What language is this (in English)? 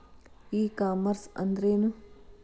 Kannada